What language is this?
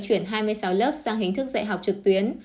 Vietnamese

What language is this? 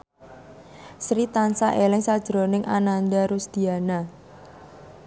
Javanese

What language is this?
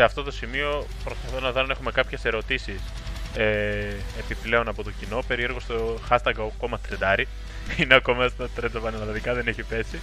Greek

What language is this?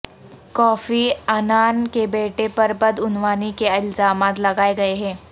Urdu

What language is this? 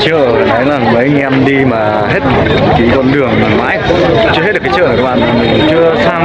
Vietnamese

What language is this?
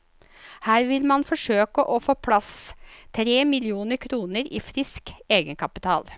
Norwegian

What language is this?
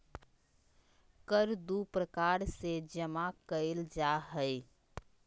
Magahi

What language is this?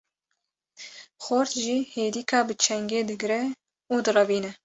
Kurdish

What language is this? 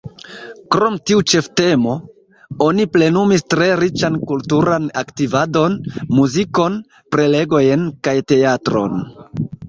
Esperanto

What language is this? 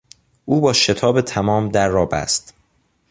Persian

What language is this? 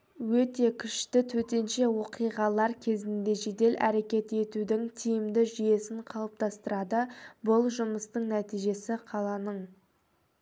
Kazakh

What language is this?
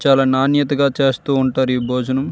Telugu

